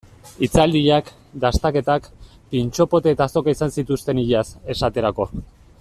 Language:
Basque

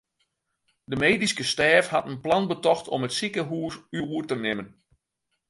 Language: Western Frisian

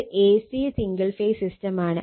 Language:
Malayalam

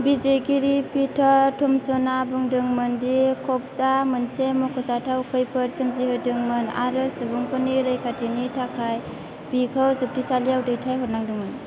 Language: Bodo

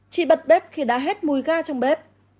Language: Vietnamese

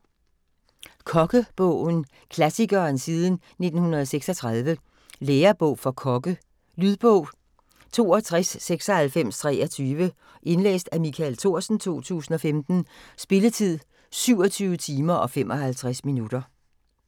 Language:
Danish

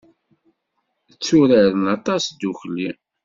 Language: Kabyle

